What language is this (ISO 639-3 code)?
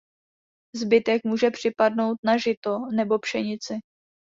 ces